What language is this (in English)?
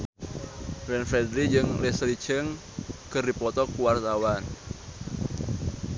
Sundanese